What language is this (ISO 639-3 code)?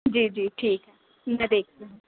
urd